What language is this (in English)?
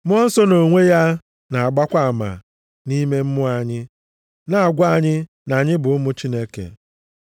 Igbo